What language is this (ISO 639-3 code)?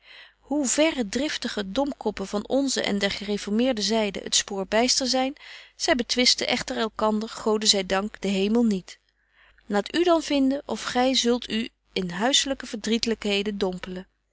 nld